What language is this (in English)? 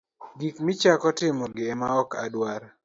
Luo (Kenya and Tanzania)